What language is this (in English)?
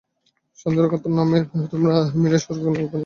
Bangla